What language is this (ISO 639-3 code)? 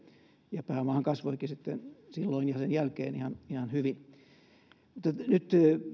fin